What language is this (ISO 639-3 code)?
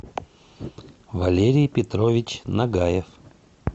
rus